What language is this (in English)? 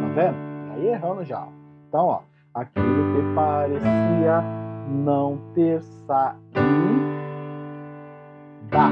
Portuguese